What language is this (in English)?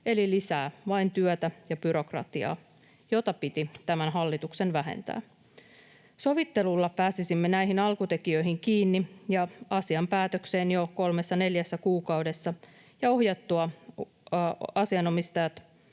Finnish